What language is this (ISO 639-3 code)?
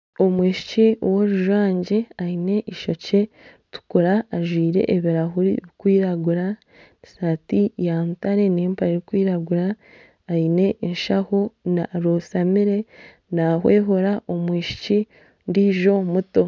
nyn